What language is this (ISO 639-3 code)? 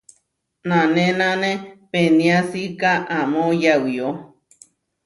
var